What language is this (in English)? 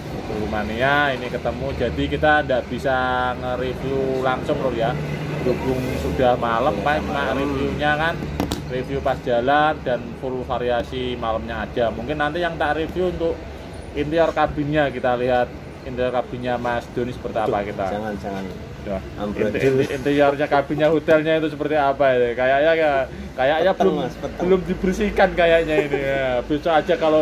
Indonesian